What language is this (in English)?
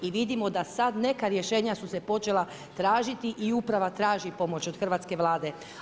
Croatian